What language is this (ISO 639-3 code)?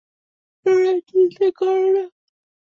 ben